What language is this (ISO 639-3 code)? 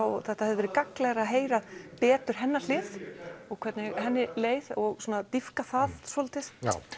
isl